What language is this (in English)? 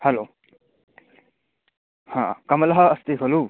Sanskrit